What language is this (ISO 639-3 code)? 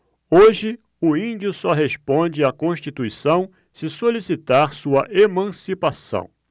por